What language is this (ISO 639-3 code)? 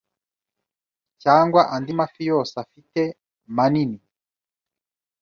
kin